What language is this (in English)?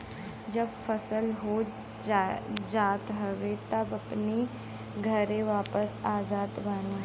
Bhojpuri